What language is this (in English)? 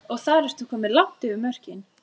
Icelandic